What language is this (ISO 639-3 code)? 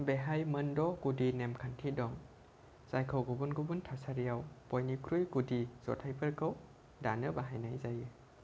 brx